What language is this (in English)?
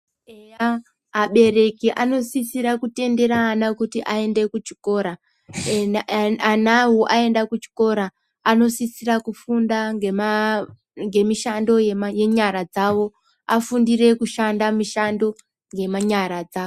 Ndau